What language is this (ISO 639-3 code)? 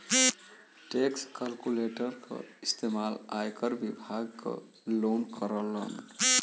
bho